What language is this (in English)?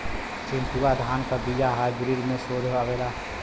Bhojpuri